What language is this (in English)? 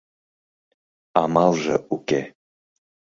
Mari